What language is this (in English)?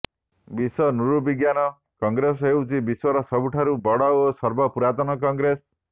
Odia